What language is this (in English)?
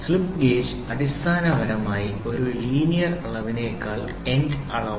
Malayalam